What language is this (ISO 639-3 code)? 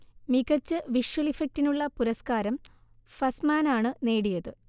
mal